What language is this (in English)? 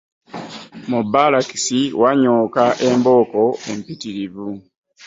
Ganda